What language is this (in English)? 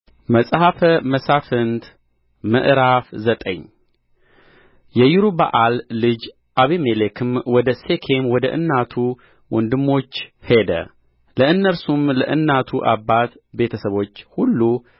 Amharic